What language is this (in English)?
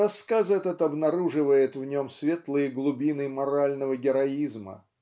Russian